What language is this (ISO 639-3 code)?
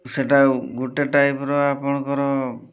ori